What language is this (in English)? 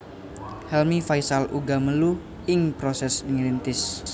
Javanese